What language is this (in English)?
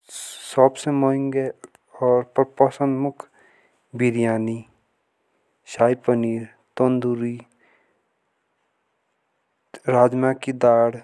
Jaunsari